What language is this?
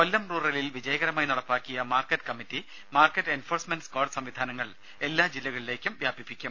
Malayalam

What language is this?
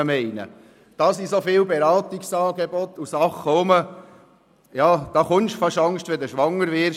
Swiss German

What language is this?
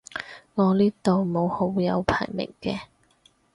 Cantonese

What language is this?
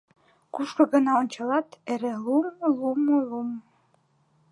Mari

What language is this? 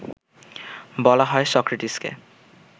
Bangla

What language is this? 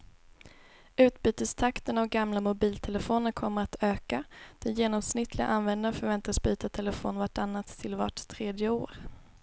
Swedish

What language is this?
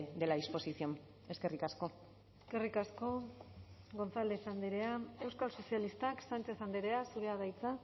Basque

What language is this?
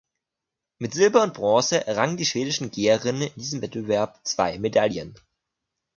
German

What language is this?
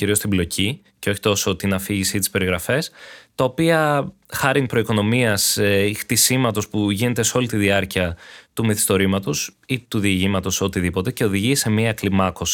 Greek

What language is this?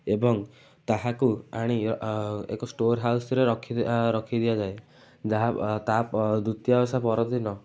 Odia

